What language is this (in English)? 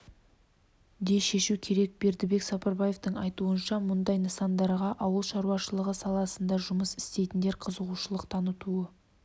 Kazakh